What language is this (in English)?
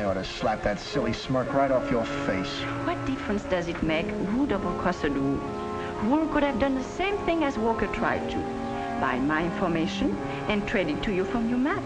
English